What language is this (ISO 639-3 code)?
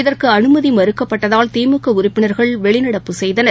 tam